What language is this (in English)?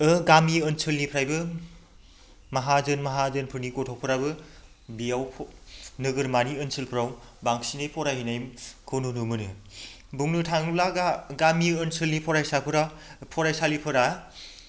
Bodo